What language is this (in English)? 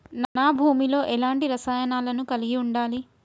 Telugu